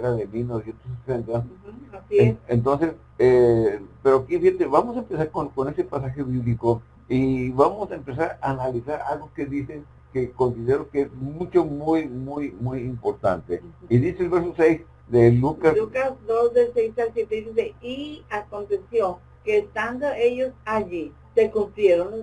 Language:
Spanish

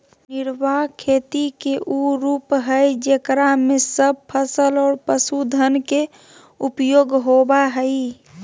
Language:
Magahi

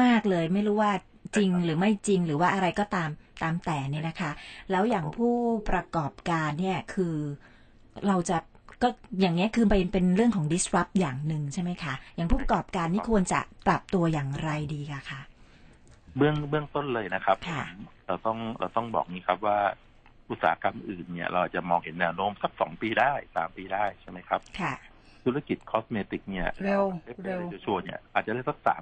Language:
Thai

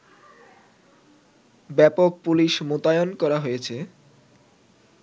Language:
Bangla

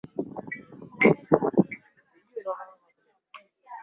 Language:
Swahili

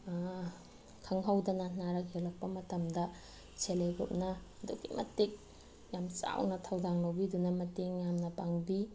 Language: Manipuri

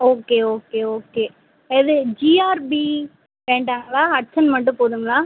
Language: Tamil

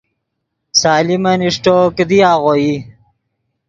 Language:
Yidgha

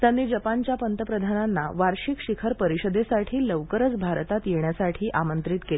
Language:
Marathi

